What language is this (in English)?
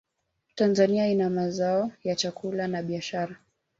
Swahili